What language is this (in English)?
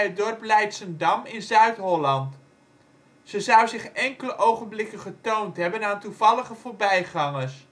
Dutch